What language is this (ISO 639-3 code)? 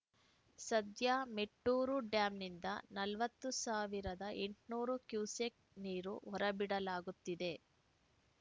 kan